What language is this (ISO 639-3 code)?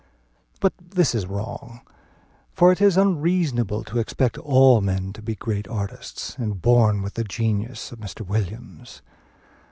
eng